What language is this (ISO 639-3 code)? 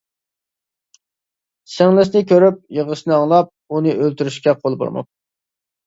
uig